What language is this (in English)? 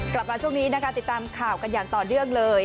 Thai